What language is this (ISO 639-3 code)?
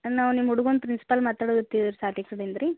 kan